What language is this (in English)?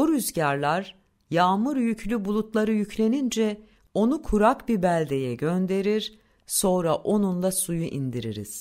Turkish